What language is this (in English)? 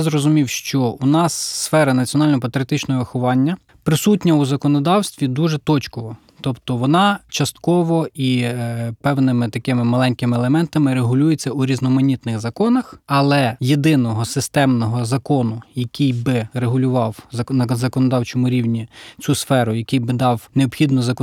Ukrainian